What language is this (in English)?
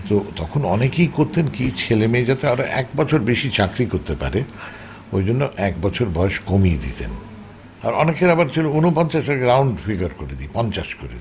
Bangla